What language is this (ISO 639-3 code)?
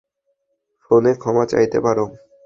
ben